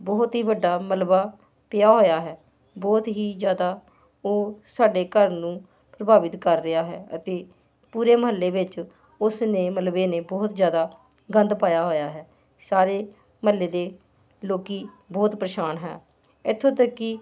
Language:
Punjabi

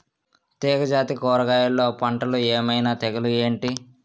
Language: Telugu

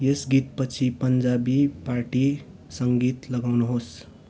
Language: Nepali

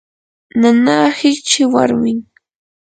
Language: Yanahuanca Pasco Quechua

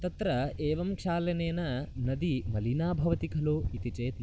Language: Sanskrit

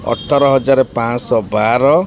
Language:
Odia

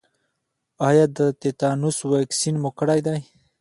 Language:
Pashto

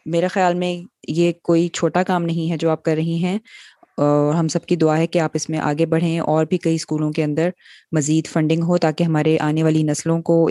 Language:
Urdu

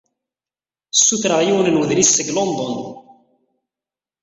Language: Kabyle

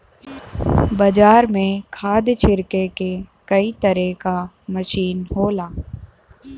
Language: Bhojpuri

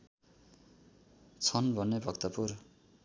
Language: Nepali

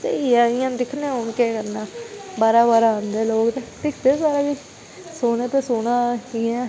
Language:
Dogri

